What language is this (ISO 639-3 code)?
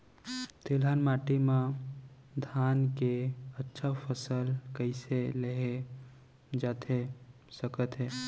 hne